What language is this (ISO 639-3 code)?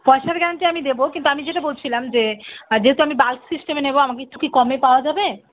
ben